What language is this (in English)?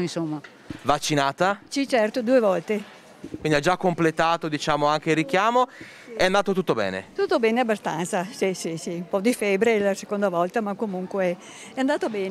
Italian